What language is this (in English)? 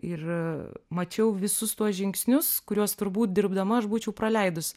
Lithuanian